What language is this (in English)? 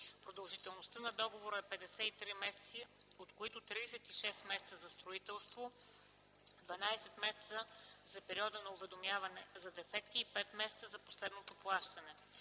Bulgarian